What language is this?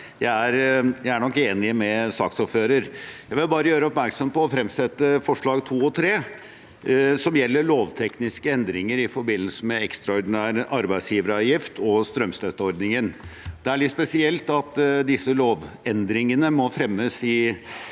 Norwegian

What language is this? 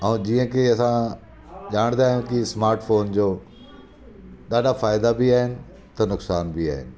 Sindhi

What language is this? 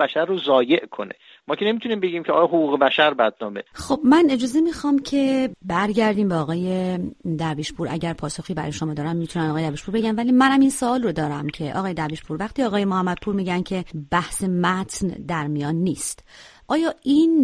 Persian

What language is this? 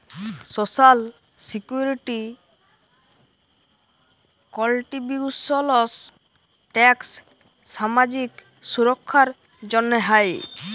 Bangla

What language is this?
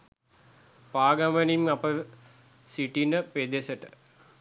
Sinhala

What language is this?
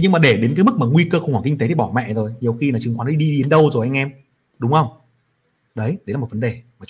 Vietnamese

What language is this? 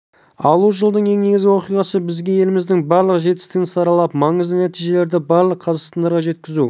Kazakh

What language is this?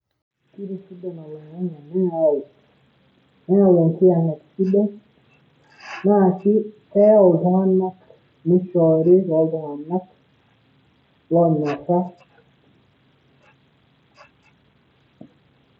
Masai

